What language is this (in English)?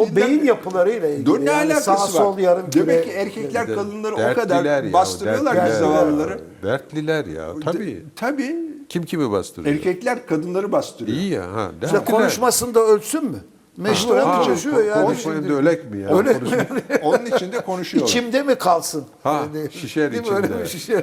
Turkish